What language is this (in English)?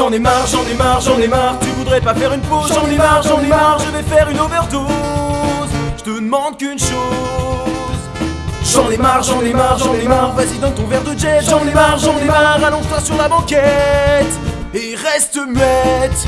French